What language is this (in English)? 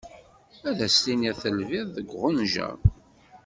Kabyle